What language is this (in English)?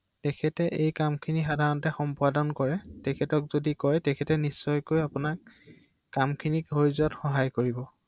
Assamese